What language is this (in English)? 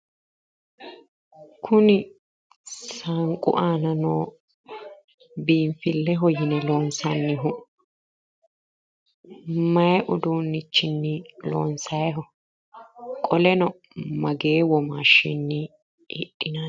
Sidamo